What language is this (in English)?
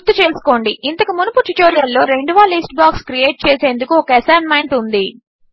Telugu